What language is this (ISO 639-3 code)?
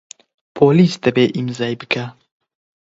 ckb